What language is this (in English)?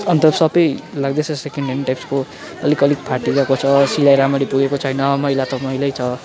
Nepali